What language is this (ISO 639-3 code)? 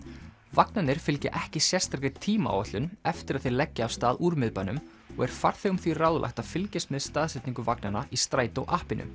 isl